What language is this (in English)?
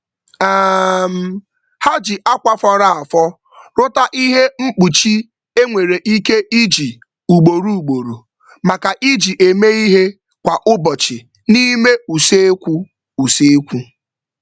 Igbo